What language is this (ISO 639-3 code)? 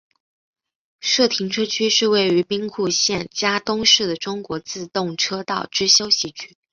zho